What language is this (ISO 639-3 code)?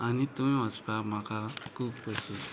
kok